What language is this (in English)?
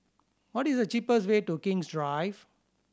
English